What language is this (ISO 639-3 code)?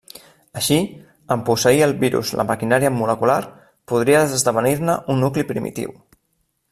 cat